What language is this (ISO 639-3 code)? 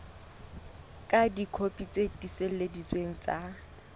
sot